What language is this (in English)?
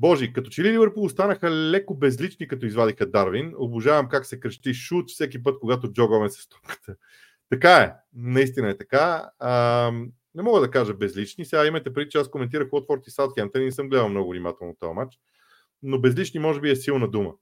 Bulgarian